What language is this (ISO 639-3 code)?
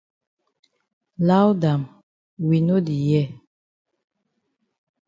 wes